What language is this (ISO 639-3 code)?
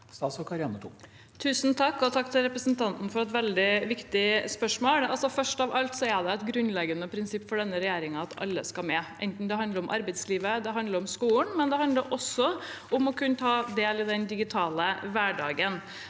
nor